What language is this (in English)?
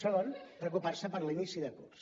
Catalan